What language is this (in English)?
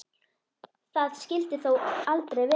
Icelandic